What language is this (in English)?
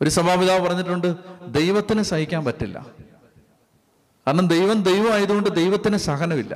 Malayalam